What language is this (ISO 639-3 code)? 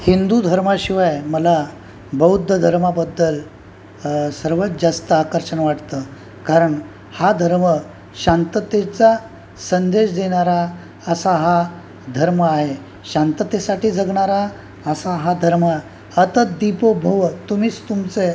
mar